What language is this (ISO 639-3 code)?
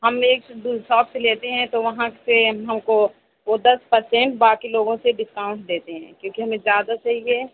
urd